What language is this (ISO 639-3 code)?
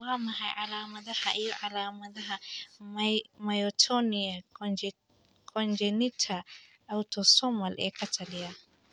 som